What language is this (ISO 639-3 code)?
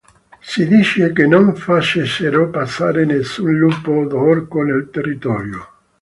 ita